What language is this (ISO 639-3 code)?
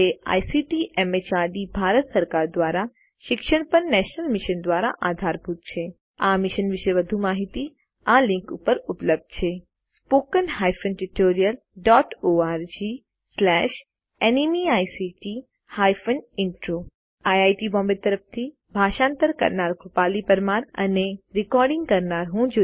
guj